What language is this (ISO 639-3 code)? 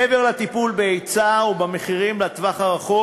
heb